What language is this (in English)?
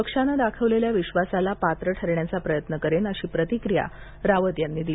Marathi